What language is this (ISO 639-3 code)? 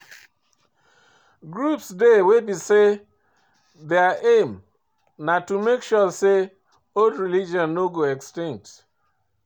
pcm